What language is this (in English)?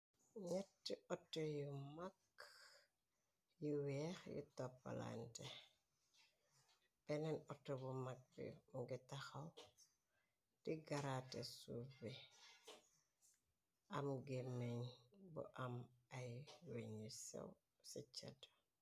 Wolof